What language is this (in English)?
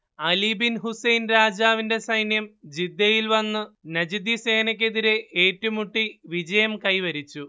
Malayalam